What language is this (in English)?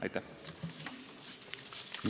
Estonian